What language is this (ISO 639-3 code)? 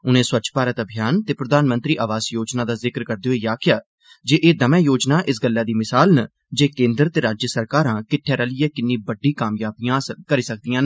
doi